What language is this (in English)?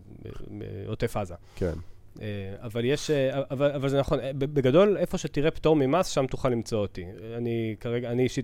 Hebrew